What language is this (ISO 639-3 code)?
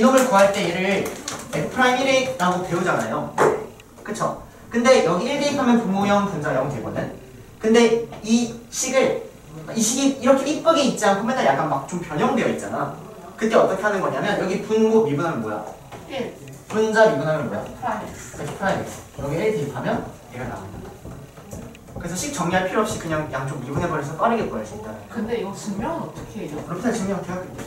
kor